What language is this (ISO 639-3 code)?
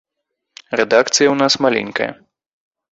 bel